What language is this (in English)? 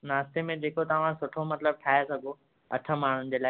Sindhi